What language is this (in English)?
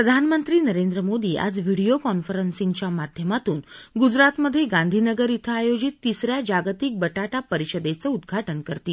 Marathi